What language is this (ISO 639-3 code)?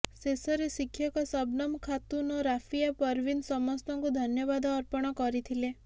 ori